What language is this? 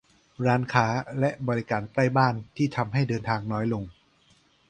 Thai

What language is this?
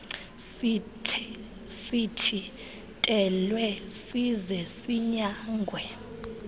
Xhosa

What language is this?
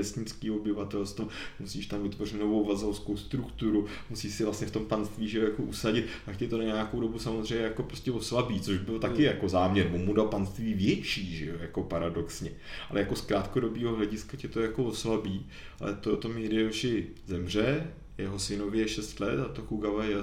Czech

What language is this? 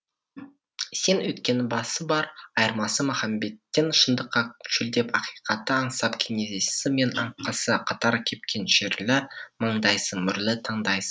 Kazakh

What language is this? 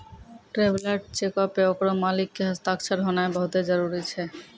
Maithili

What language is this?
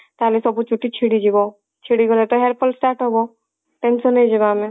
Odia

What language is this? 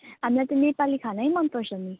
Nepali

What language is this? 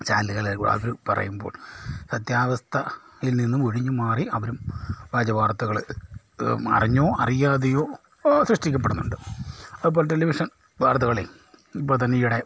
Malayalam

